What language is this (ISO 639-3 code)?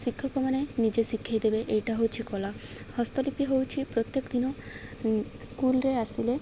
ori